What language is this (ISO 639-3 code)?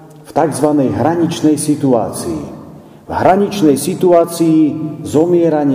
slk